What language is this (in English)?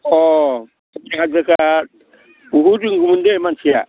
Bodo